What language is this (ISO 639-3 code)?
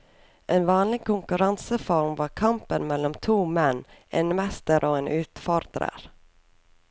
nor